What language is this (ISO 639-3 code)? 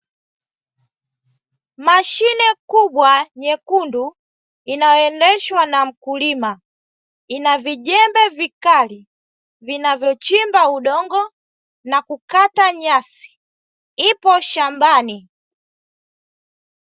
swa